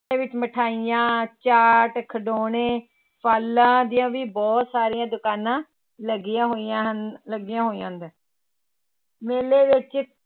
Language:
Punjabi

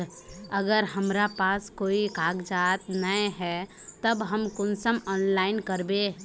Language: Magahi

